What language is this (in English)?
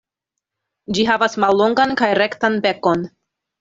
Esperanto